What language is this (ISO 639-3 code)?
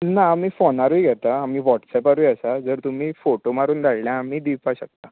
kok